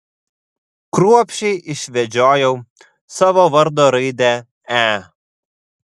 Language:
Lithuanian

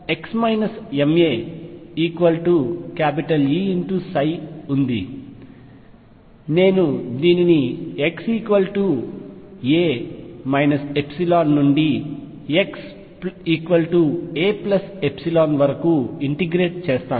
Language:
Telugu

